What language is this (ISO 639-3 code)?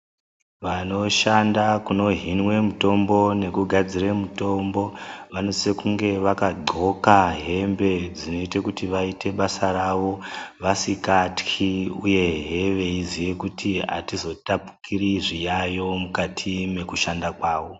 ndc